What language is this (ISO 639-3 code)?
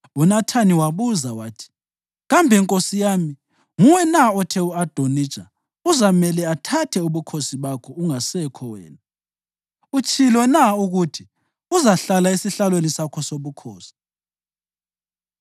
nde